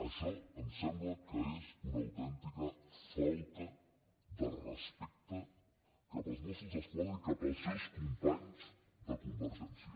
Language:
Catalan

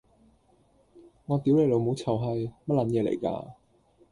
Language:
Cantonese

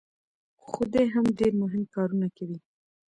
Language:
Pashto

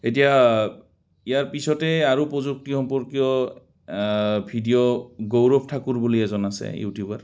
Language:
Assamese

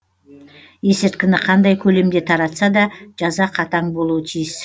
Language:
Kazakh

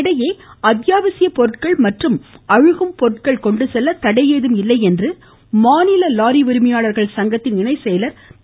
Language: Tamil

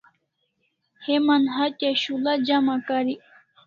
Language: Kalasha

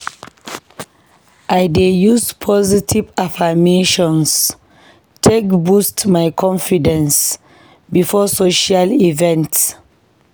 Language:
Nigerian Pidgin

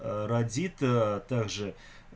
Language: Russian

